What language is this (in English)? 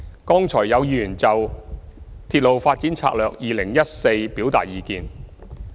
Cantonese